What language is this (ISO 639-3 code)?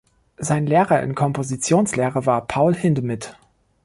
deu